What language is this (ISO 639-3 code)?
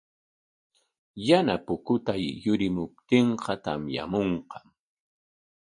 qwa